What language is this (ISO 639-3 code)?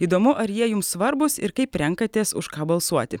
lit